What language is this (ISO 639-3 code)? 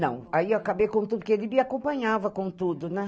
por